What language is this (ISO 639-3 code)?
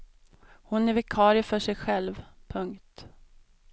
swe